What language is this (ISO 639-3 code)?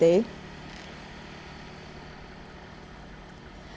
vie